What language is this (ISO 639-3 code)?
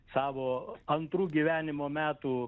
lit